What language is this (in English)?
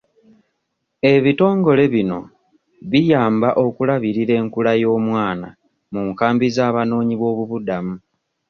Ganda